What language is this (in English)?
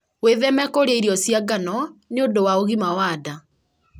Kikuyu